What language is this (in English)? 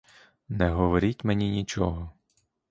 Ukrainian